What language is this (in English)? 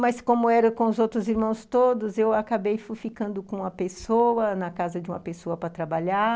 Portuguese